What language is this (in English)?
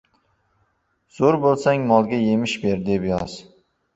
Uzbek